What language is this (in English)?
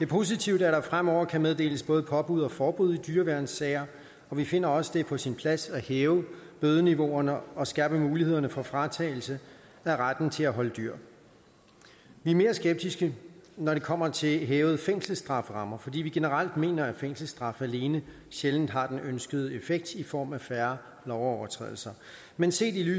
Danish